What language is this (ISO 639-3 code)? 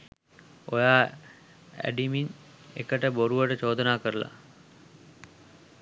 sin